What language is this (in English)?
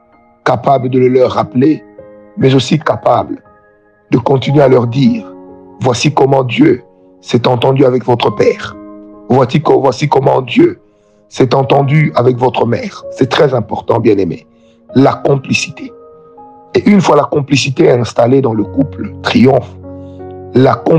French